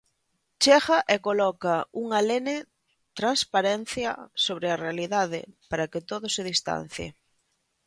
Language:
Galician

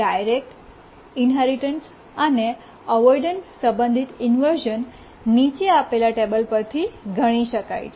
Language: Gujarati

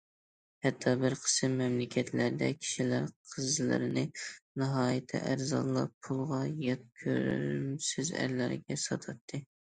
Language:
Uyghur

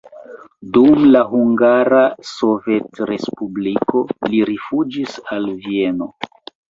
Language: Esperanto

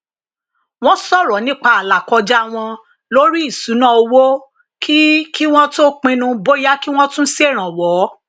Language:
Yoruba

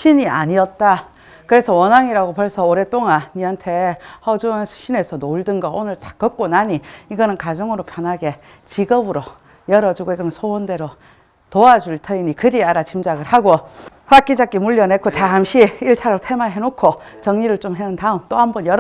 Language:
Korean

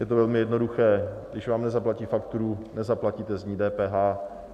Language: Czech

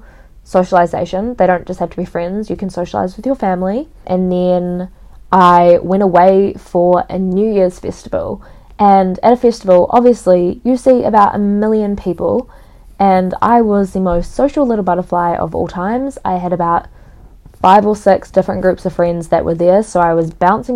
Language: English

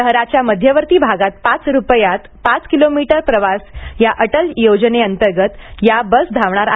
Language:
Marathi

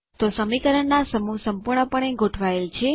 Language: Gujarati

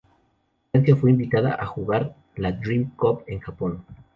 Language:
Spanish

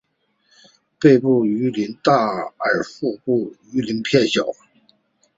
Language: Chinese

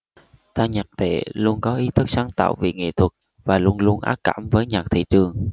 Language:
Vietnamese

